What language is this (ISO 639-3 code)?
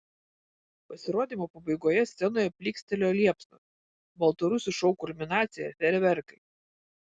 lit